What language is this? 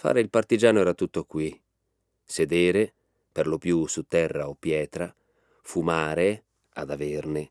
Italian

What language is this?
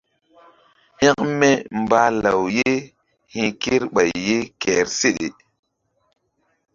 Mbum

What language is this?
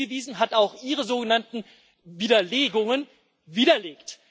German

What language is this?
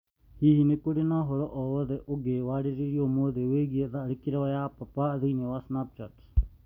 Kikuyu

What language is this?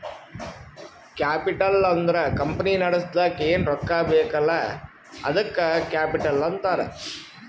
Kannada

